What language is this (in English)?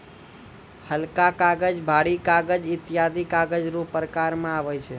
Maithili